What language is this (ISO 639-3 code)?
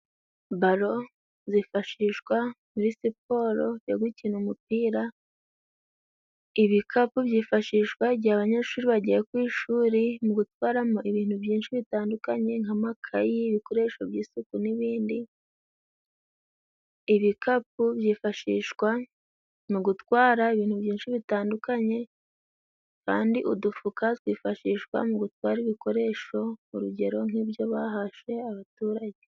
kin